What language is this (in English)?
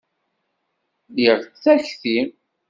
Kabyle